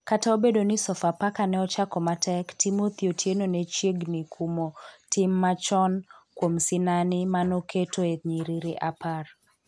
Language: Luo (Kenya and Tanzania)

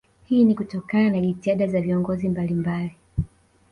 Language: Swahili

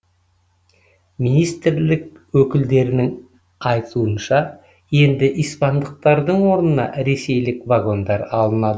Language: Kazakh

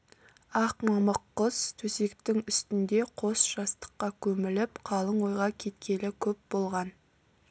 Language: Kazakh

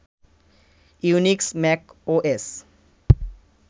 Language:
Bangla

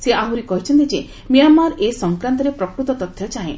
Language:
Odia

